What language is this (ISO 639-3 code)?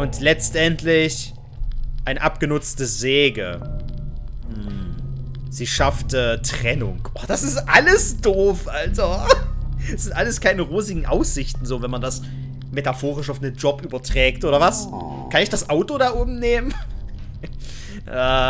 deu